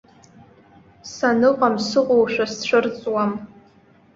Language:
Abkhazian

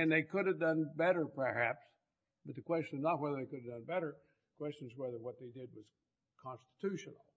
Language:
English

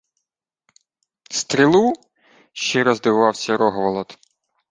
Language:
Ukrainian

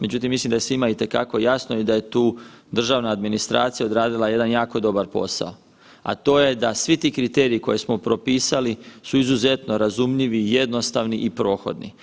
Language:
Croatian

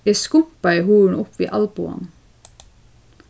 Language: Faroese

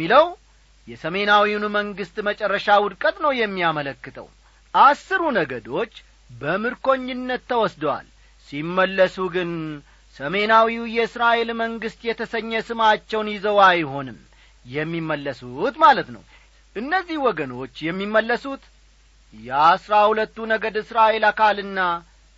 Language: Amharic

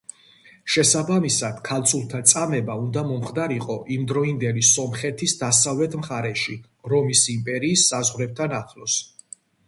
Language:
Georgian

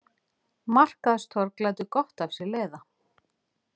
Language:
Icelandic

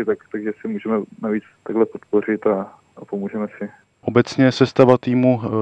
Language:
Czech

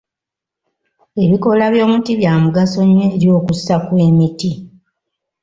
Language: Ganda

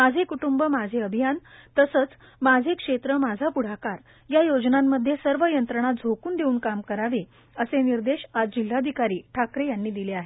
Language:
Marathi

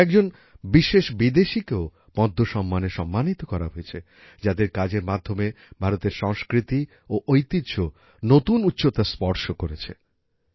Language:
Bangla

